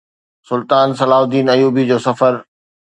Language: Sindhi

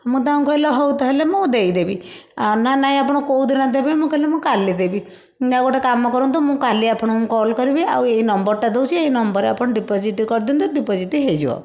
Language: Odia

